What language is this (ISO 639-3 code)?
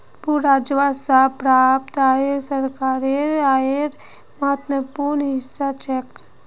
mag